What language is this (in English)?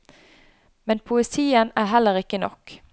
Norwegian